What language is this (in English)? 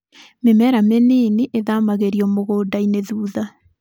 Kikuyu